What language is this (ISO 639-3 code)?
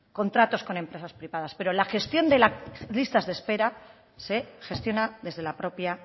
spa